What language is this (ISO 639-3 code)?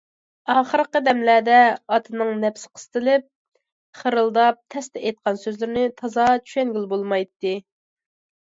uig